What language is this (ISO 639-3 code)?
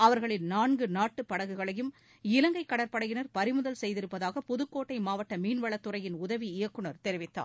tam